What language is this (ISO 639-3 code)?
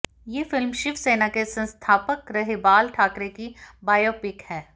hin